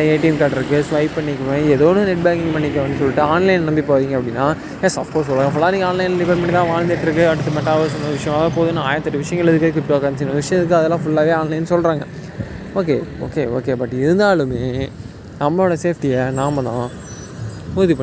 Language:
Tamil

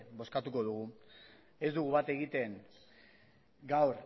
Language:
Basque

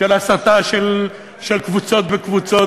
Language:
Hebrew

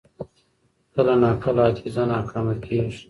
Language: Pashto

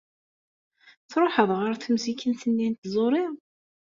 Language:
Kabyle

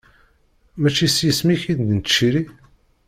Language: Kabyle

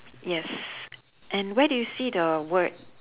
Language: English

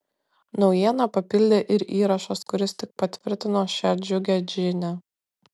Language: Lithuanian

